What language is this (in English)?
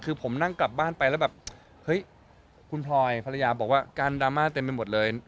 Thai